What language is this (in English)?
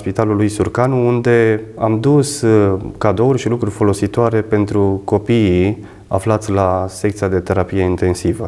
Romanian